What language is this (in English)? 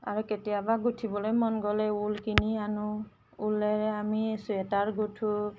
Assamese